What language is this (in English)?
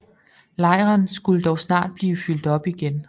Danish